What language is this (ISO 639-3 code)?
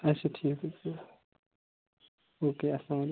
kas